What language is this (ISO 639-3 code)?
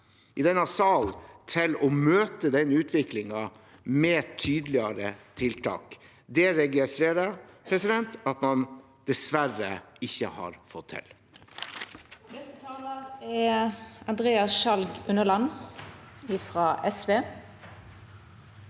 nor